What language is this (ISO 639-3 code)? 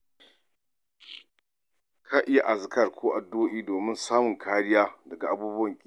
hau